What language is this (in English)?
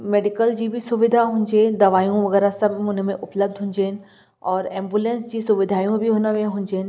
Sindhi